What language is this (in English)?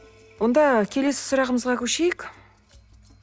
Kazakh